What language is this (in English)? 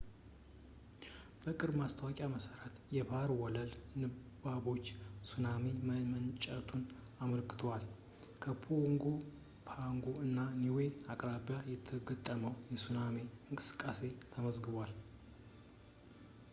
Amharic